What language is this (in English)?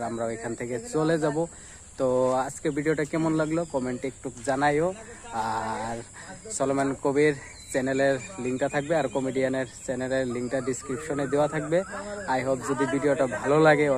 Hindi